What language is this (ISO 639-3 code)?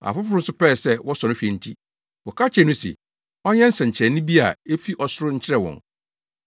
aka